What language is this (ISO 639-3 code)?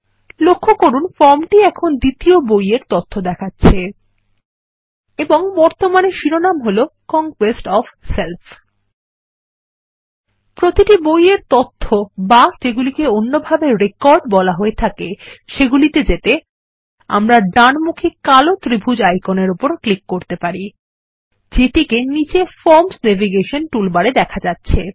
ben